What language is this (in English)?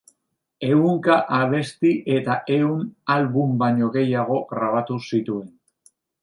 Basque